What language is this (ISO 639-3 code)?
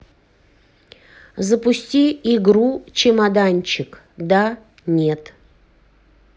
rus